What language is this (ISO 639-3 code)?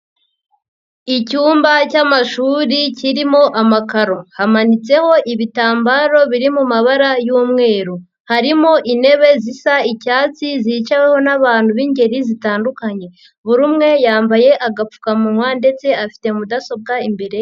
kin